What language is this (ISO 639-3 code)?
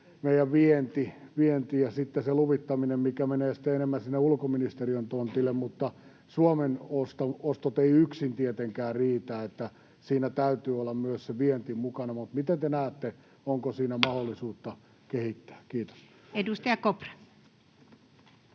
fin